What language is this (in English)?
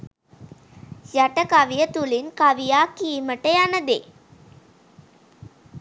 Sinhala